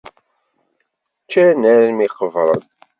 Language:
Kabyle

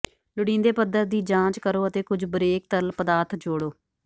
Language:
Punjabi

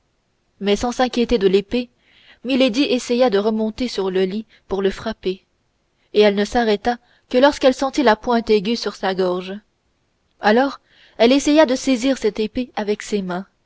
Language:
French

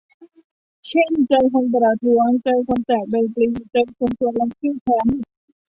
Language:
Thai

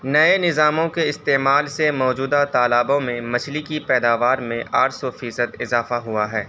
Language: Urdu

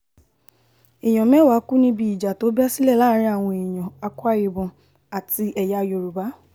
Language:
Yoruba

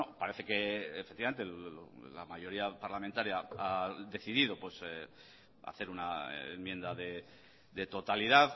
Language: Spanish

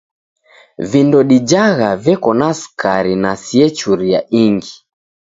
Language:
Taita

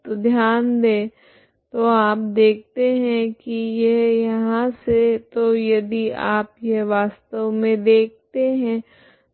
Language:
Hindi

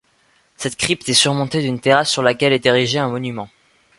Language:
French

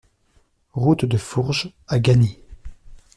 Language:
French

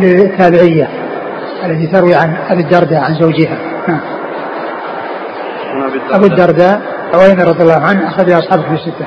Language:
Arabic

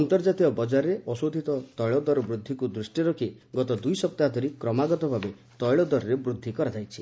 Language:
Odia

